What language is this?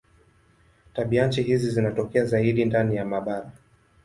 Swahili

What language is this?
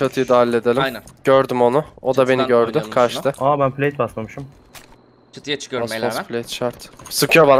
Turkish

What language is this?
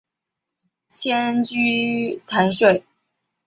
Chinese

